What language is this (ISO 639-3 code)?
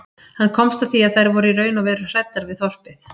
isl